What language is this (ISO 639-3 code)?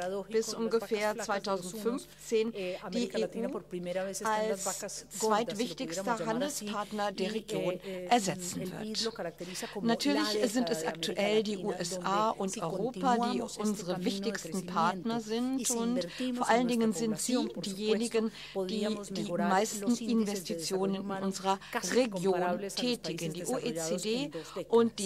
deu